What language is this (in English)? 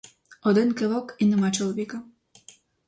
Ukrainian